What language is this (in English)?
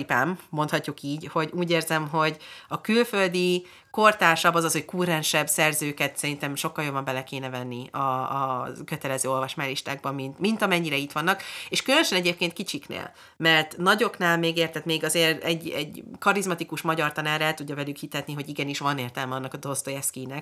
Hungarian